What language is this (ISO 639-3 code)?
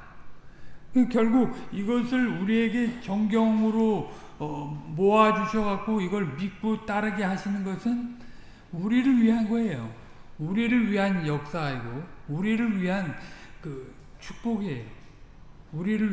kor